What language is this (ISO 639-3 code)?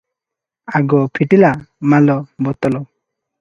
ori